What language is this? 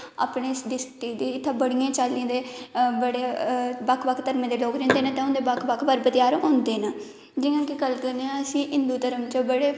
Dogri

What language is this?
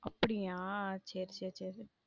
Tamil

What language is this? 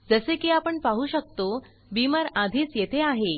Marathi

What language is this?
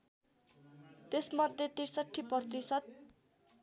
Nepali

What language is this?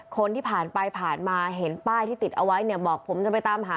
Thai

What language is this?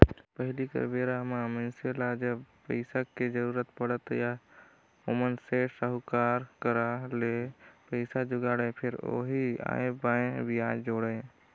Chhattisgarhi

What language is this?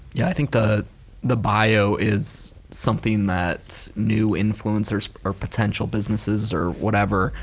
English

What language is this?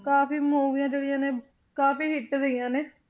Punjabi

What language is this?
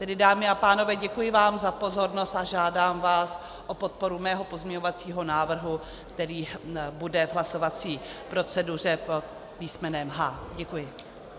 Czech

